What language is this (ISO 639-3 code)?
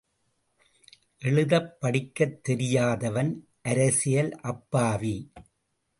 tam